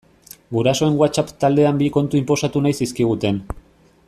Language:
Basque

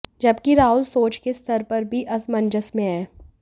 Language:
Hindi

